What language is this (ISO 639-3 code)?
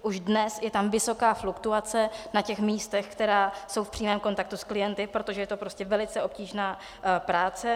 ces